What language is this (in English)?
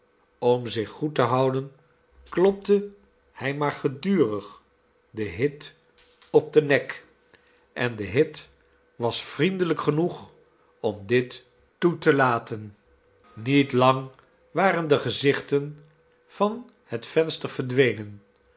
Dutch